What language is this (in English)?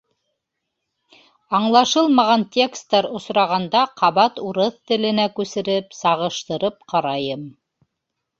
Bashkir